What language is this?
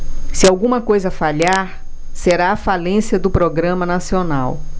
Portuguese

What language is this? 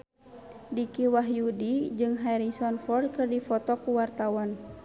Sundanese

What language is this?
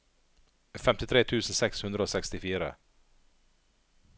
Norwegian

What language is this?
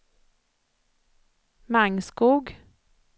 Swedish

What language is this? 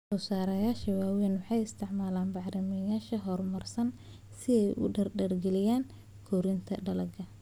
Somali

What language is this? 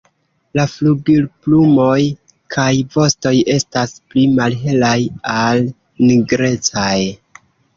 Esperanto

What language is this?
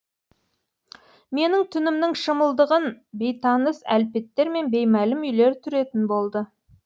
Kazakh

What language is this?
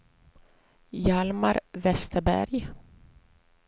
Swedish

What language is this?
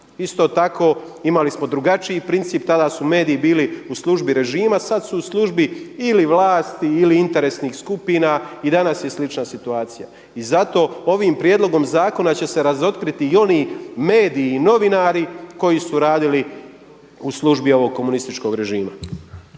Croatian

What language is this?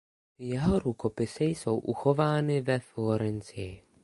Czech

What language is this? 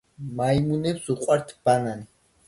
Georgian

